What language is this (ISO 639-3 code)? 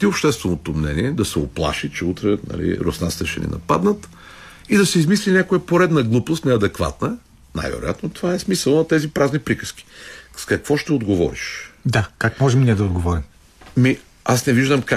bul